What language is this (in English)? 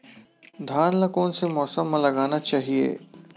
Chhattisgarhi